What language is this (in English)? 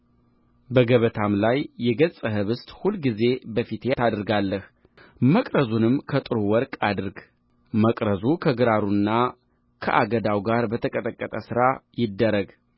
Amharic